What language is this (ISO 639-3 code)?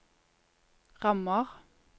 nor